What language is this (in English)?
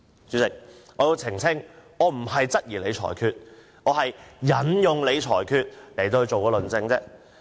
Cantonese